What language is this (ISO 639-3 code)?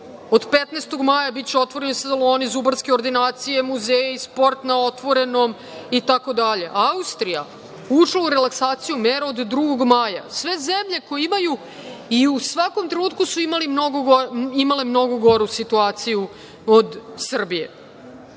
srp